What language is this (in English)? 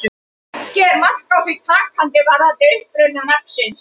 Icelandic